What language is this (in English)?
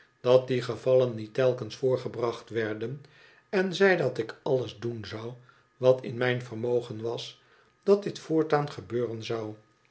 Dutch